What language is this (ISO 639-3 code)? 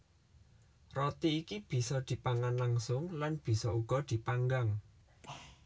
jav